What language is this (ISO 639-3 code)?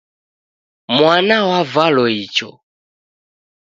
dav